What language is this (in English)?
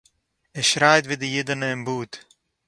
Yiddish